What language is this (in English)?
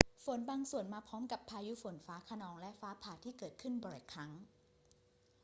Thai